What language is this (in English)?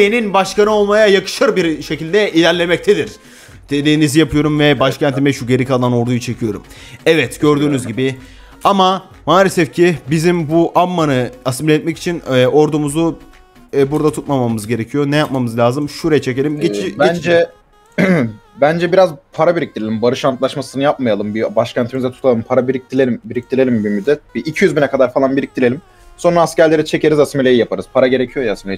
Turkish